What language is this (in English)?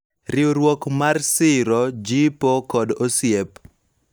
Luo (Kenya and Tanzania)